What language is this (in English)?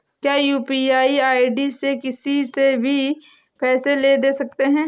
Hindi